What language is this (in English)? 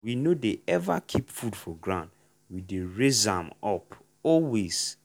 Nigerian Pidgin